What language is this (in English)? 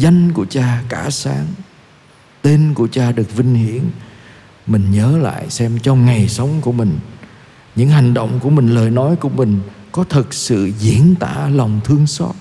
Vietnamese